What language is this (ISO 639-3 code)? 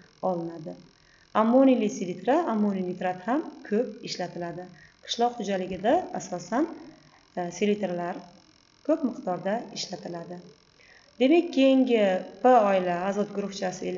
tur